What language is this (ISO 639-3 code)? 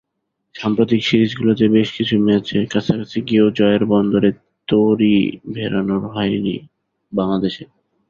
ben